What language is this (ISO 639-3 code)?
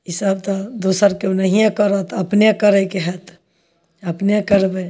mai